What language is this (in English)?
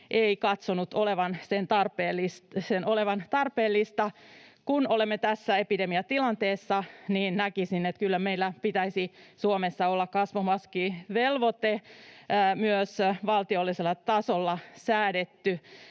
Finnish